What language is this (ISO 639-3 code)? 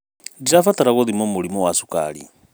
kik